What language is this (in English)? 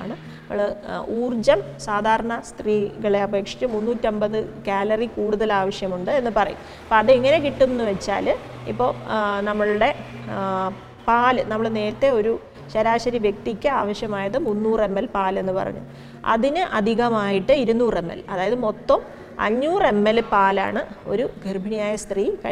Malayalam